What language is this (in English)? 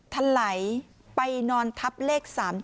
Thai